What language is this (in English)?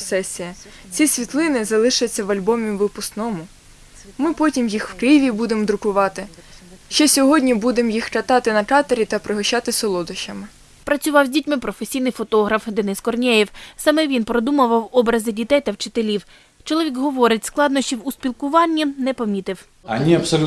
Ukrainian